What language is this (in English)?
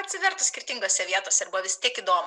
Lithuanian